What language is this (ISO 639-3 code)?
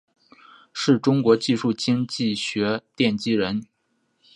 zho